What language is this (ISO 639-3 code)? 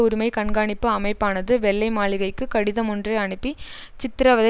tam